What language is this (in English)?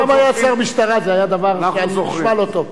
Hebrew